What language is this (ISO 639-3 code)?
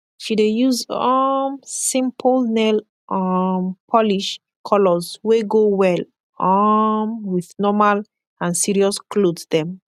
pcm